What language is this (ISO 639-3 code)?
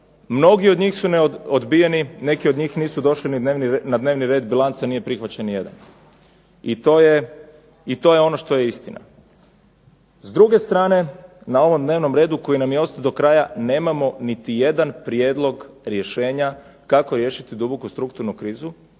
hrv